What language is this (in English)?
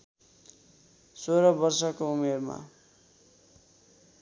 Nepali